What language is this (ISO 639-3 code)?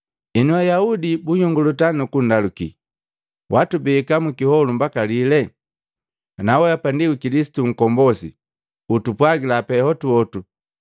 mgv